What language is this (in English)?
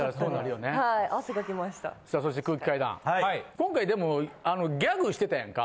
Japanese